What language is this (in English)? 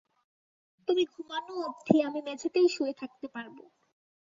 Bangla